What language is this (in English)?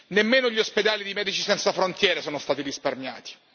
Italian